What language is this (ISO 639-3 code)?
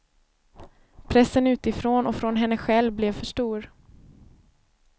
swe